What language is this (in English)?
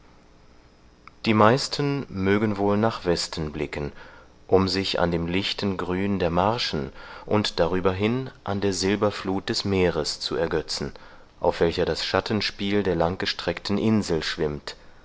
German